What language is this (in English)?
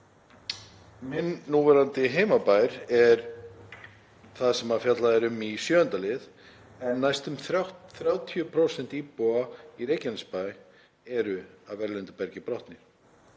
Icelandic